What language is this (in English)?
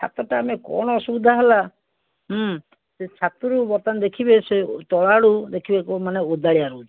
Odia